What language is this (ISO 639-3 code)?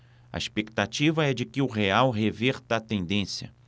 por